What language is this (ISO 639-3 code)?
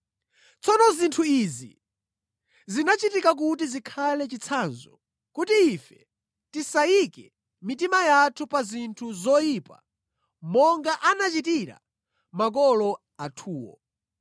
nya